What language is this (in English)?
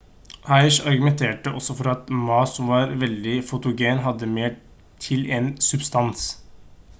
Norwegian Bokmål